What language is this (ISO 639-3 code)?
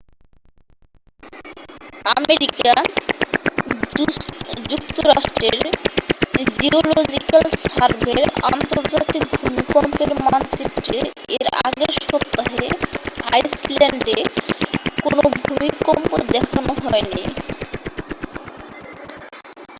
ben